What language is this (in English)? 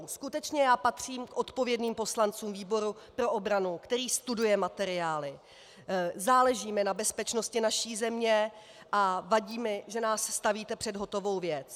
Czech